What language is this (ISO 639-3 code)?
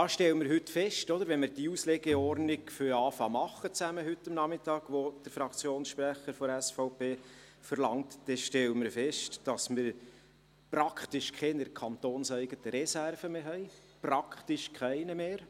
gsw